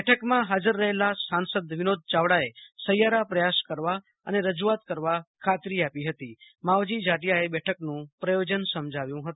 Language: Gujarati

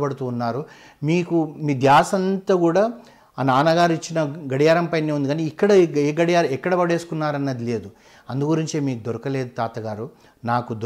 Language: Telugu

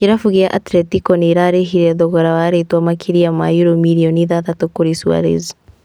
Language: Kikuyu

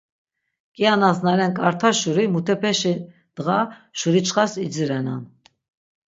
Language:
Laz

